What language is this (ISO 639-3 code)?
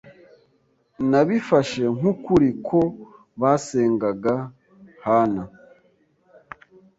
kin